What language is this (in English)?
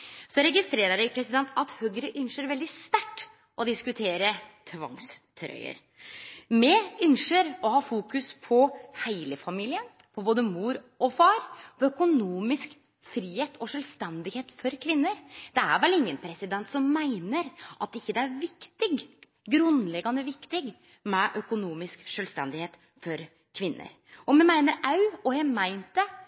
Norwegian Nynorsk